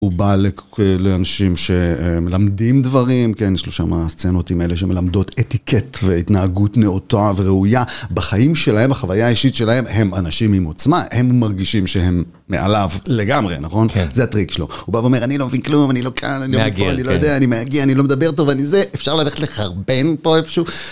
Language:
Hebrew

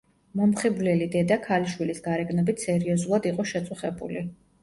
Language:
Georgian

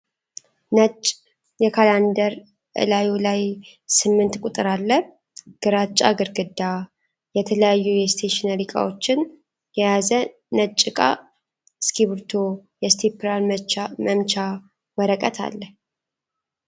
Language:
Amharic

